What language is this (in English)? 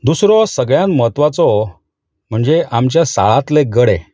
Konkani